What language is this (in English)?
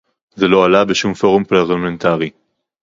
Hebrew